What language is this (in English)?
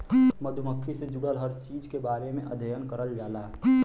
Bhojpuri